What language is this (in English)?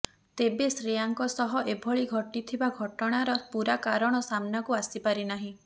Odia